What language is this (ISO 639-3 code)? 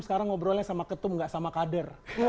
ind